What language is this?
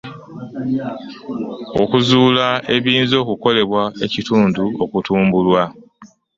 Ganda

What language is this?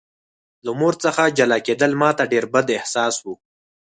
Pashto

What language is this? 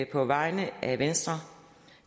Danish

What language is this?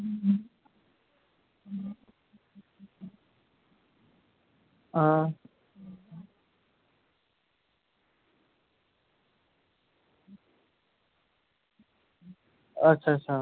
Dogri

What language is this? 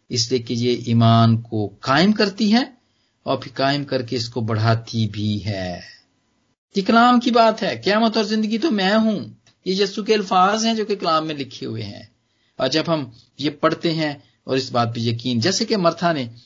Punjabi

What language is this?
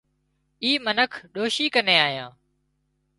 Wadiyara Koli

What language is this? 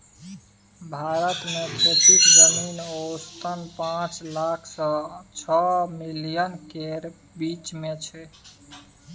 Maithili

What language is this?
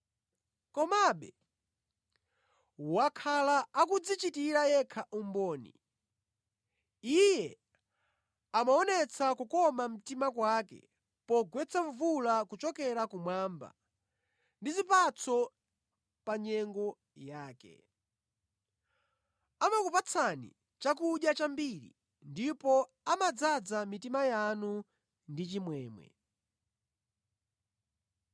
Nyanja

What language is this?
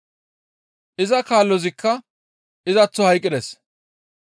Gamo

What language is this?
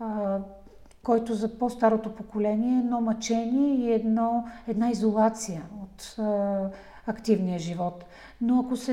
Bulgarian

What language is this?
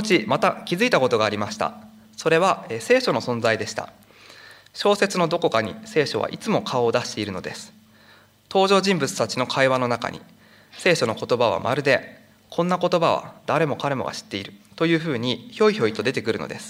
Japanese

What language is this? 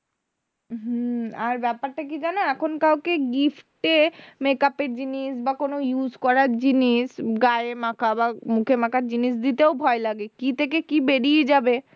Bangla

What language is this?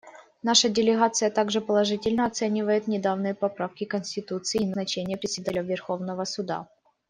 Russian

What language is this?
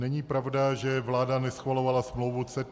Czech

